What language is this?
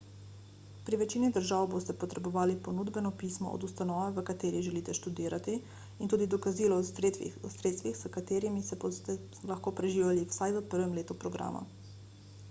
Slovenian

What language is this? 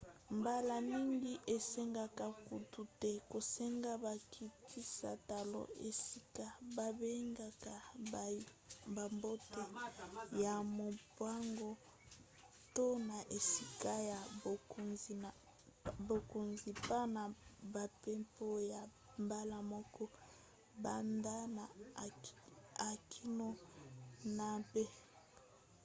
Lingala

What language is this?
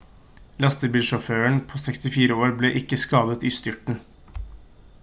Norwegian Bokmål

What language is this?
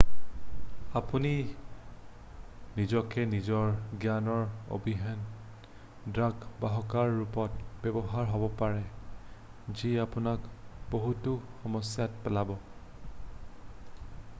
Assamese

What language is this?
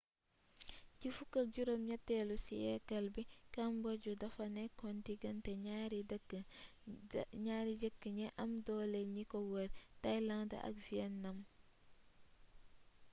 Wolof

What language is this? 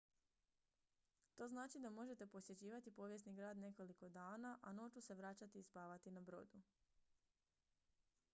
Croatian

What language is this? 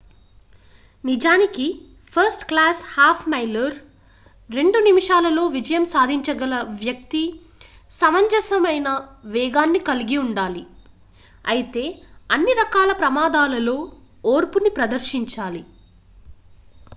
Telugu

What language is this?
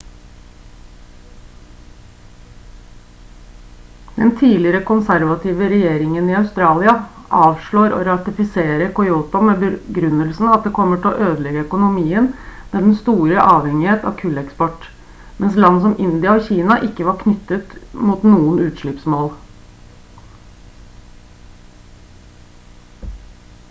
Norwegian Bokmål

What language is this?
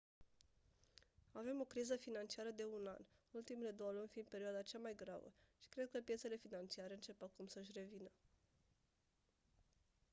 Romanian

